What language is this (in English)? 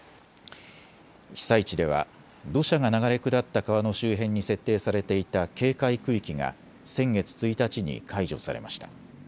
Japanese